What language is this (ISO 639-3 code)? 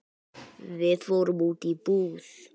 isl